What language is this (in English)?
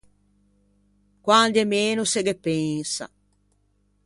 Ligurian